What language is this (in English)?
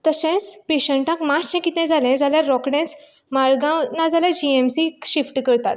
Konkani